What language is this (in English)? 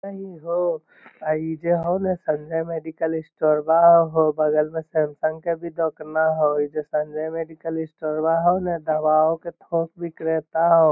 Magahi